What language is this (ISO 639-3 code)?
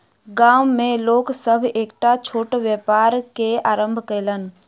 mai